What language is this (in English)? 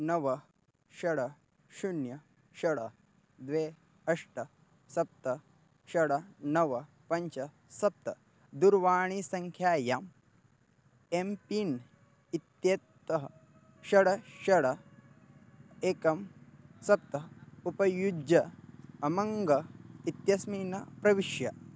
Sanskrit